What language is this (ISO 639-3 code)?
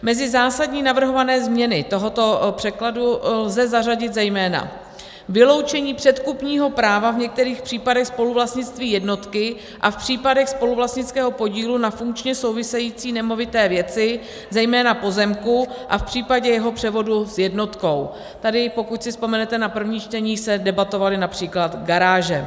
ces